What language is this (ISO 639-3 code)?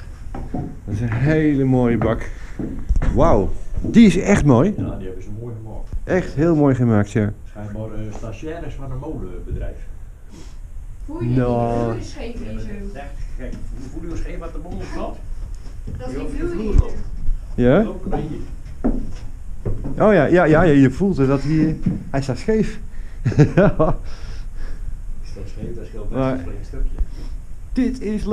nld